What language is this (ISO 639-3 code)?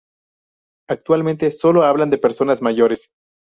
spa